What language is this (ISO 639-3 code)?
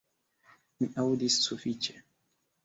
epo